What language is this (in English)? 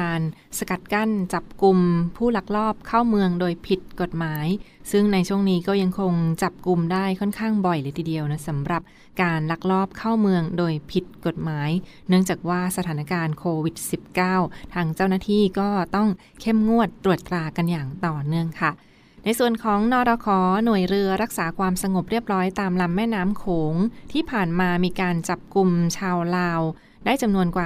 Thai